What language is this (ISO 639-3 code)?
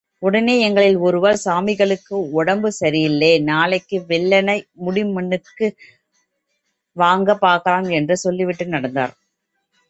tam